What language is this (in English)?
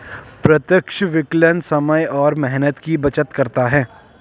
Hindi